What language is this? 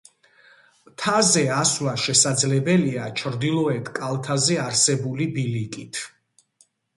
Georgian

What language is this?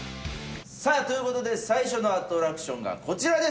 Japanese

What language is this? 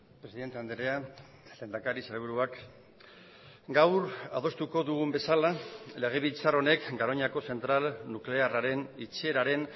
Basque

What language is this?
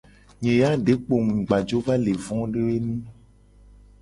Gen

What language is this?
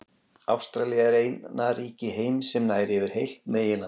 Icelandic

